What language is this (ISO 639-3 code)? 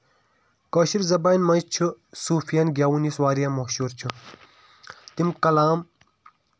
kas